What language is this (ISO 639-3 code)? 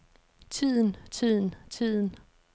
dan